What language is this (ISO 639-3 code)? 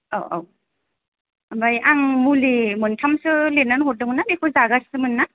brx